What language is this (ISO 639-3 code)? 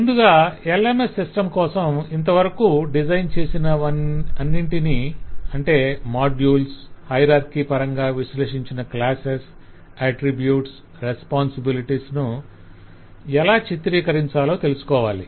tel